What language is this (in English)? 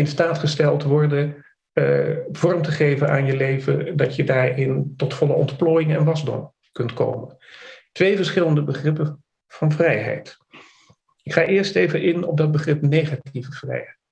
Dutch